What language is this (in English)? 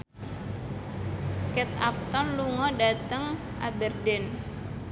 Javanese